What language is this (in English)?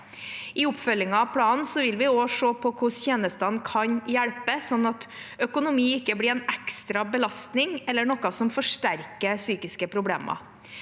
Norwegian